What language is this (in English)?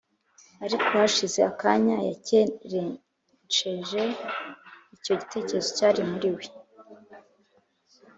Kinyarwanda